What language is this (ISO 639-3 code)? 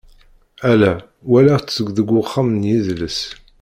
kab